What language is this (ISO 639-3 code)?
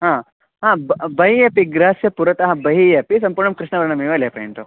san